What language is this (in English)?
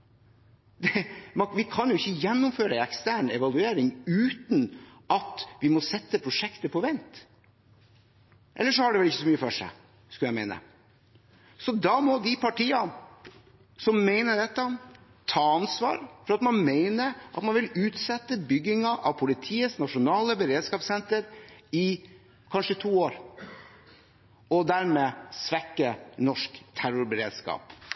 Norwegian Bokmål